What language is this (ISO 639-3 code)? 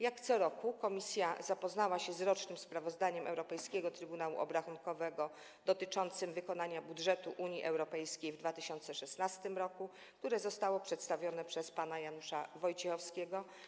pol